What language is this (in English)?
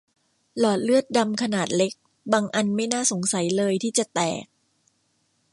Thai